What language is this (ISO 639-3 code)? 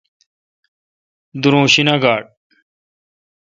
xka